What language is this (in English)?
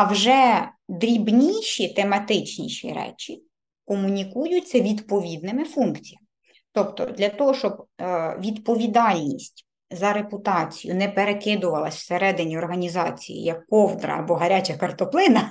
Ukrainian